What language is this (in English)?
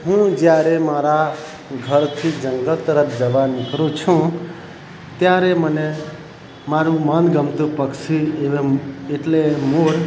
Gujarati